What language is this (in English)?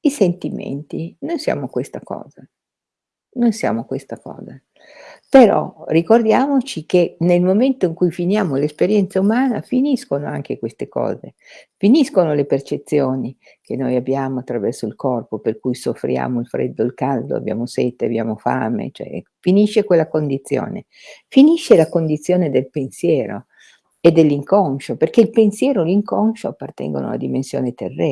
Italian